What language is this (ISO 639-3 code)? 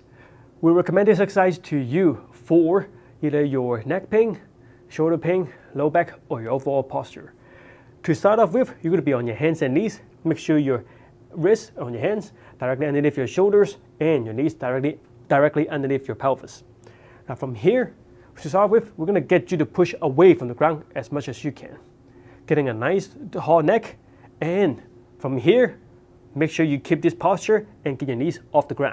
eng